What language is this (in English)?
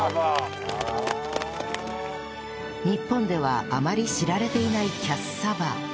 Japanese